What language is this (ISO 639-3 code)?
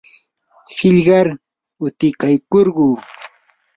qur